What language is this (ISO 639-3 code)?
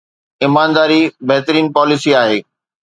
snd